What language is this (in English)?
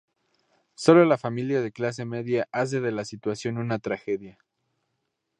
Spanish